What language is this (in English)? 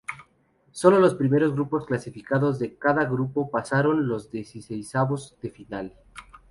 Spanish